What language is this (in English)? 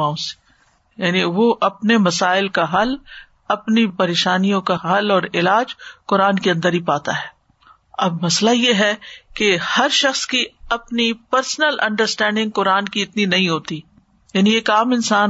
Urdu